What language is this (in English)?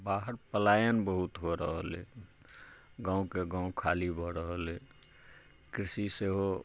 Maithili